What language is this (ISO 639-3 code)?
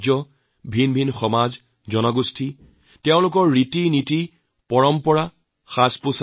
asm